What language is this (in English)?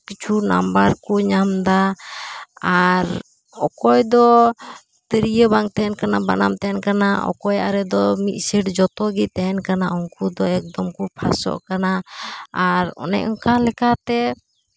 Santali